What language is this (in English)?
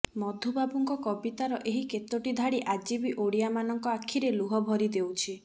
Odia